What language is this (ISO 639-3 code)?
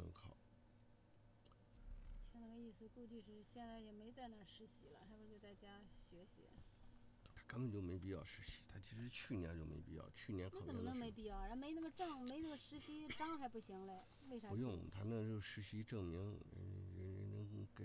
zho